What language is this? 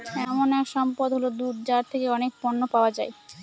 Bangla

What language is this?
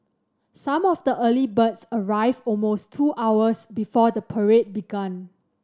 English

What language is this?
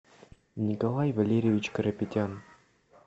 Russian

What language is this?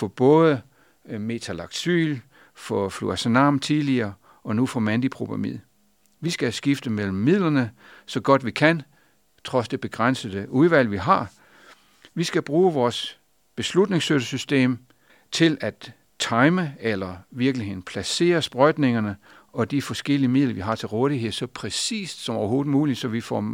Danish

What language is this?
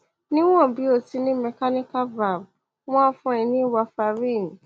Yoruba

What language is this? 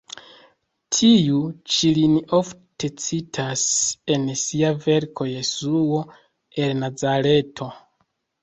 Esperanto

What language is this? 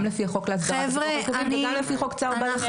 Hebrew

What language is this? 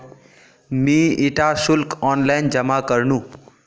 Magahi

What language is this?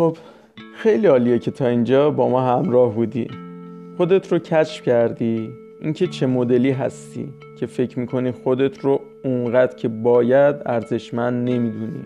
Persian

